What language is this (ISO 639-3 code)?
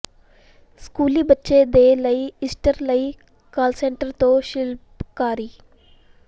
pan